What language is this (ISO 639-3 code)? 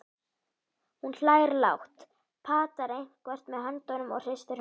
isl